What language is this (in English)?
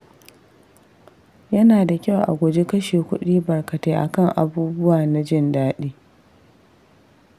Hausa